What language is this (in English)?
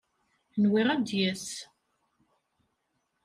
Kabyle